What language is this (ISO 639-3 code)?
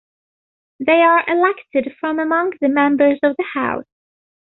eng